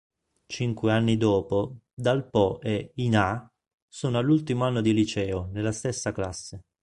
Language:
Italian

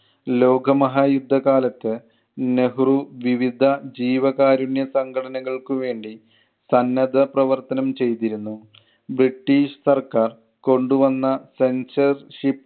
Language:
Malayalam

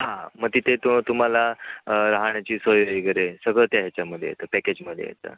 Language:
Marathi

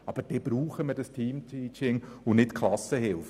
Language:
Swiss German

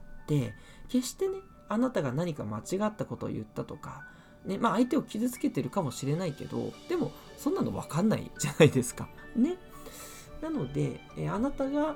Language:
Japanese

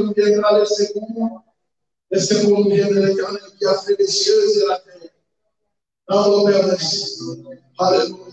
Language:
French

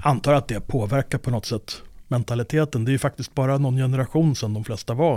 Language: Swedish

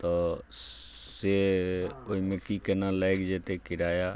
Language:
Maithili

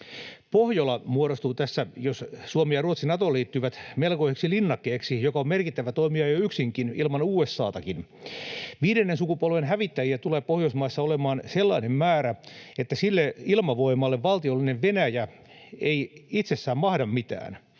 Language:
Finnish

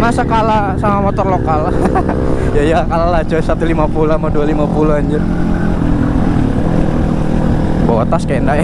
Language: Indonesian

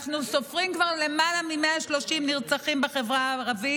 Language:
Hebrew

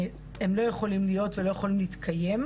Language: Hebrew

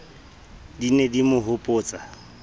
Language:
Southern Sotho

